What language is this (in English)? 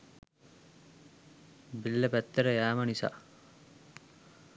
Sinhala